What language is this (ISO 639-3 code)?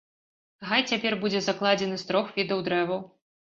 bel